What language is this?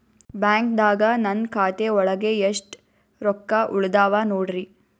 Kannada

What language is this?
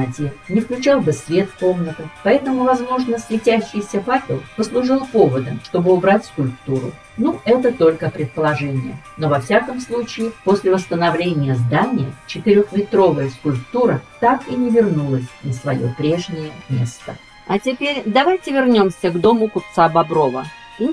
Russian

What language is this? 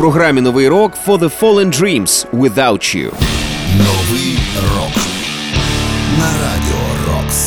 Ukrainian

